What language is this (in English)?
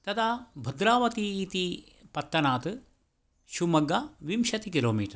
Sanskrit